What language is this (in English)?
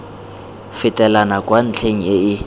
Tswana